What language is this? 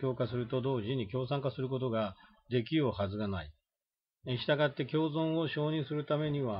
Japanese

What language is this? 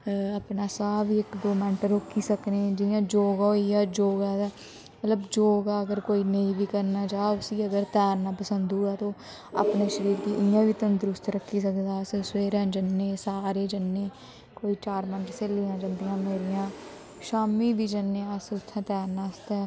Dogri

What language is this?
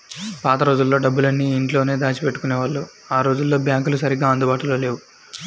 Telugu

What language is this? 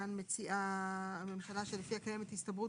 Hebrew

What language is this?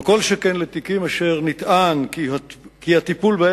Hebrew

